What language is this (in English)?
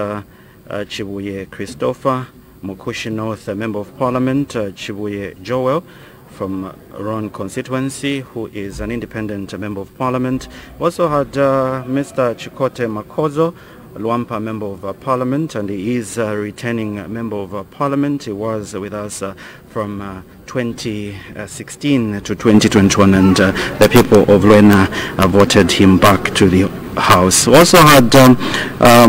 English